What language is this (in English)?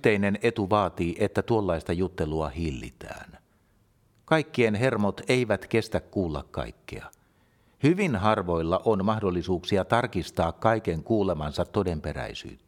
Finnish